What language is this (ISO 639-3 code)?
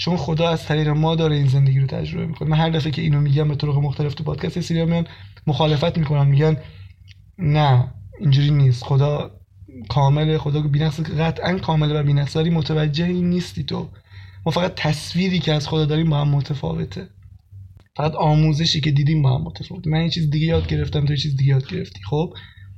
fas